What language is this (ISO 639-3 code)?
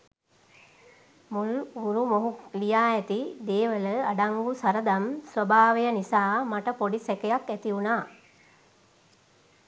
sin